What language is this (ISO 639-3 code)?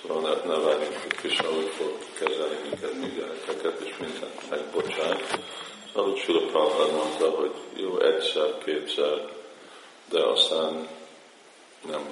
hun